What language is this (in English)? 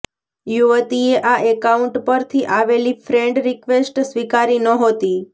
Gujarati